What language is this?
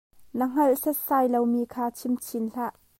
Hakha Chin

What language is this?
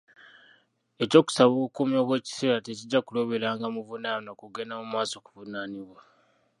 Ganda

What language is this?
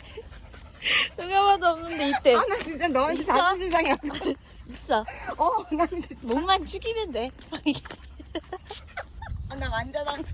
Korean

